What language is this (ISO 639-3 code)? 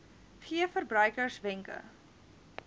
afr